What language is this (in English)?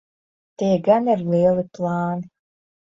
Latvian